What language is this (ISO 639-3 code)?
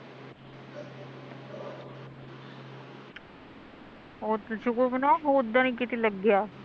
pan